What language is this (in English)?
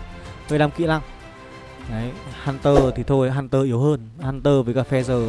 Vietnamese